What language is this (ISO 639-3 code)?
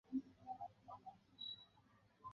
zho